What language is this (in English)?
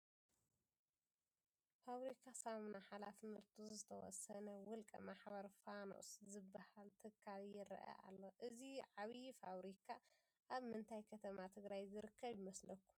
Tigrinya